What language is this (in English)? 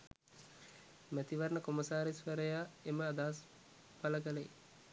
Sinhala